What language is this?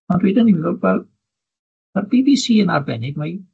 Welsh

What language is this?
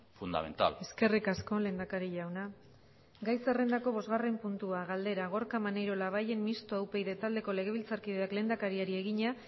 Basque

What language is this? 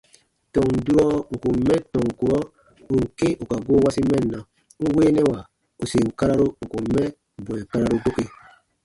Baatonum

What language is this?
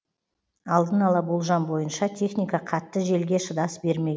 Kazakh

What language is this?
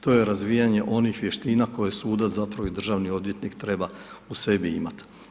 Croatian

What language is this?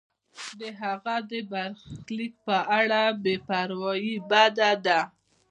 Pashto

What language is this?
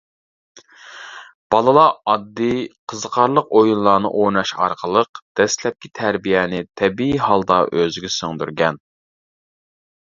Uyghur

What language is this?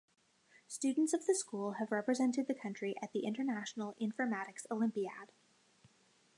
English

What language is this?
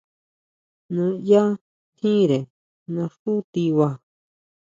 Huautla Mazatec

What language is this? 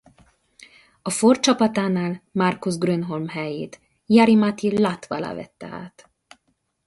Hungarian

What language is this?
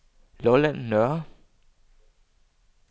Danish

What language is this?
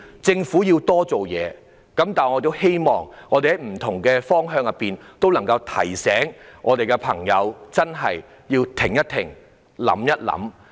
Cantonese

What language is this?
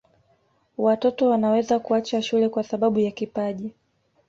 Swahili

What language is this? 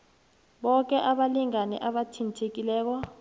South Ndebele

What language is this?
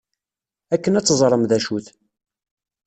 Kabyle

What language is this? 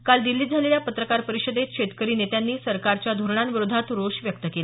Marathi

